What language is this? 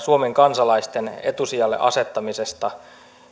Finnish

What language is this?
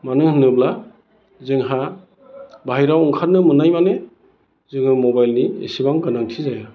Bodo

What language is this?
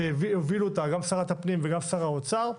Hebrew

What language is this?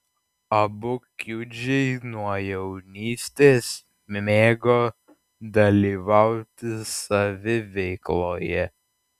Lithuanian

